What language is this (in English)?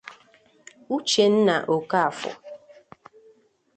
Igbo